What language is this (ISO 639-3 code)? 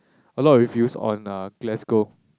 eng